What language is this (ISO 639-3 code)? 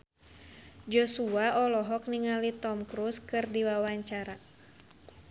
sun